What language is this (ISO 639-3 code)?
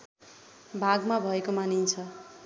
nep